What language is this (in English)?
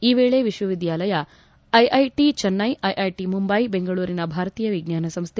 Kannada